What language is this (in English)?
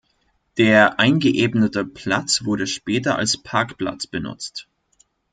German